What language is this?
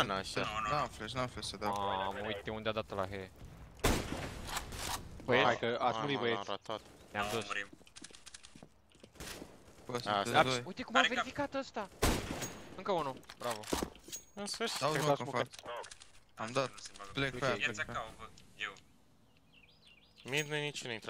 Romanian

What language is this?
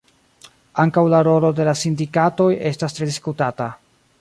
Esperanto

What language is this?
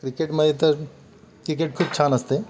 Marathi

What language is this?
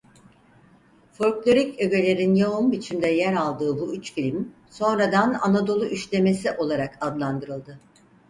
Turkish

